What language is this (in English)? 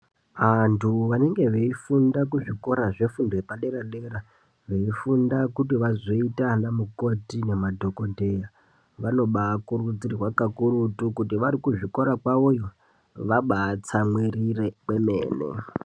Ndau